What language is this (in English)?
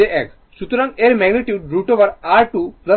Bangla